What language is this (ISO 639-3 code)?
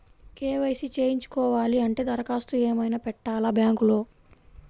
tel